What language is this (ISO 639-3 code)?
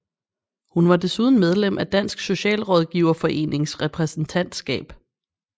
dan